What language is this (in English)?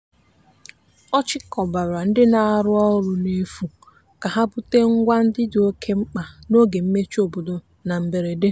Igbo